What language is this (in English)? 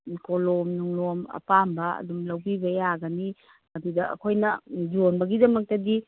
Manipuri